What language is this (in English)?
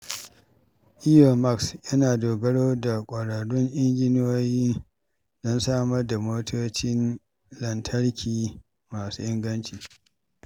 Hausa